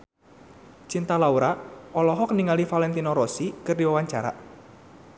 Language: Sundanese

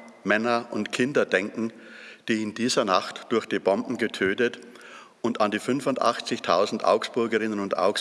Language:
German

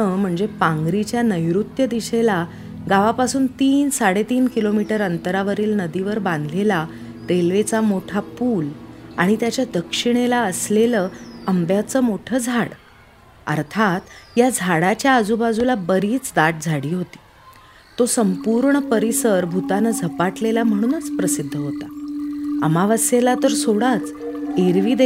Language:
Marathi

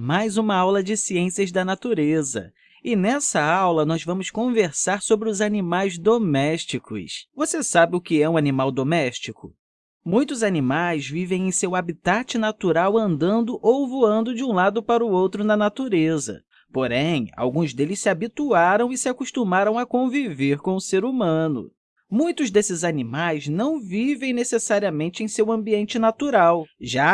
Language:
Portuguese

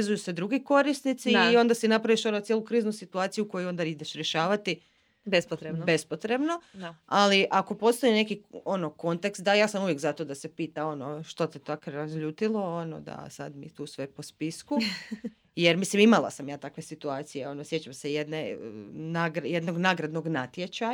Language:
Croatian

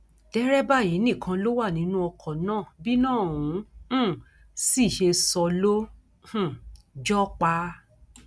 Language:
Yoruba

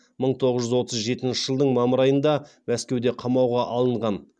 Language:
Kazakh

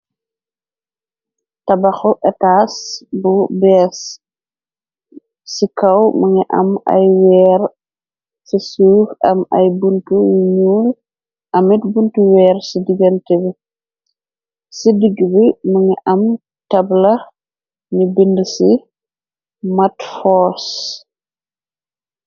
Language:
Wolof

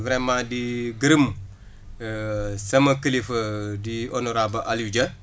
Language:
Wolof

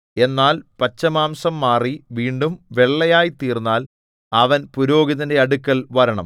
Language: Malayalam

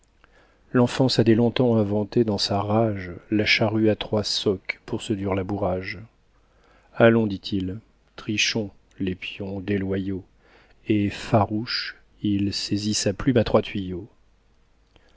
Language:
French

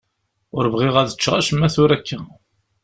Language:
Kabyle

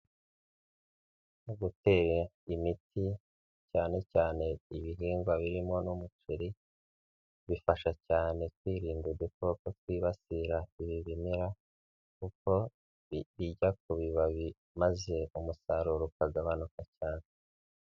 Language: Kinyarwanda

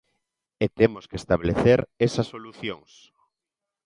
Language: Galician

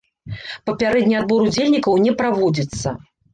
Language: Belarusian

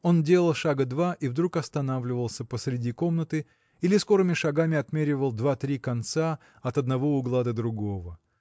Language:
Russian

